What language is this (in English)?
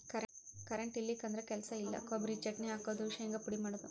Kannada